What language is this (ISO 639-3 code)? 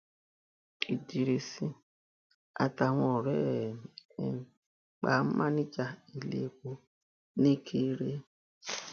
yor